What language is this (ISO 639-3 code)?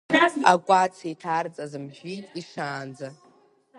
abk